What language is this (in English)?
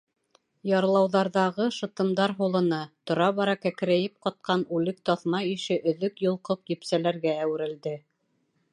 Bashkir